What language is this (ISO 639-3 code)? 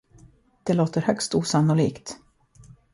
swe